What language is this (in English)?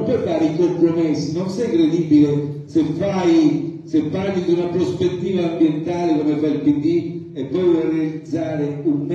Italian